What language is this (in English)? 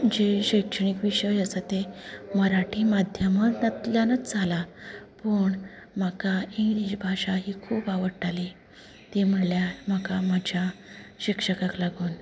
Konkani